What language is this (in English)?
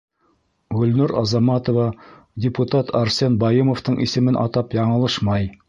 Bashkir